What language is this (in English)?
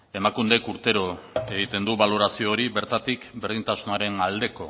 Basque